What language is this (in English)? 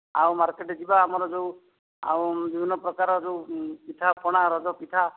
Odia